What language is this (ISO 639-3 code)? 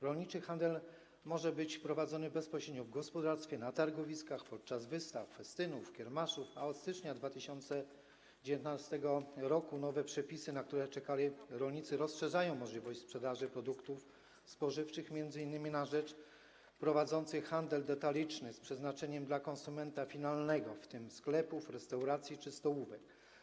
pol